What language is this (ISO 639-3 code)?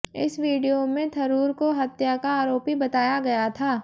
hin